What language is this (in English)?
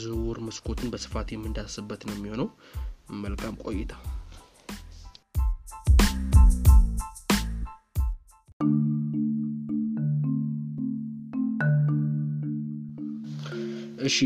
Amharic